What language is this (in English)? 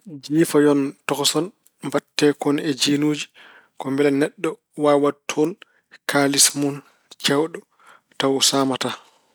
Fula